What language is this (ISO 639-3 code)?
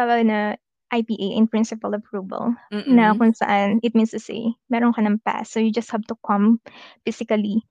fil